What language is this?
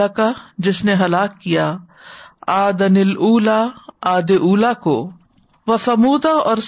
Urdu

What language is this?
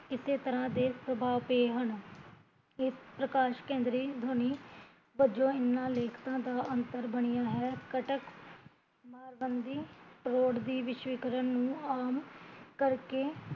Punjabi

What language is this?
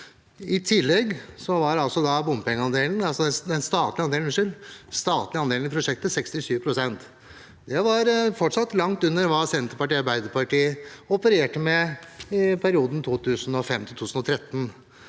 Norwegian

